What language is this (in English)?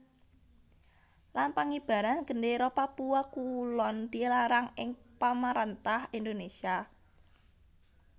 Javanese